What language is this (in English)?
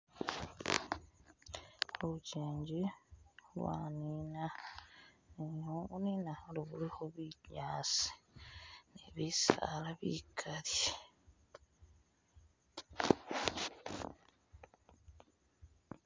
Masaaba